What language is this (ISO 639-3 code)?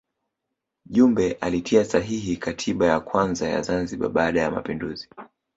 swa